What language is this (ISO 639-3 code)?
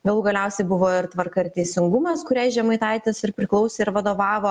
lit